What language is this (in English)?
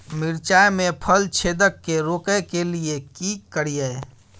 Maithili